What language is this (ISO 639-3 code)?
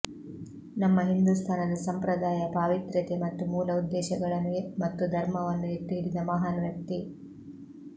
kan